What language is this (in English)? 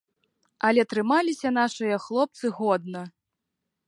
Belarusian